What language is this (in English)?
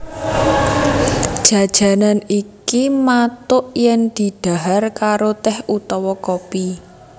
Javanese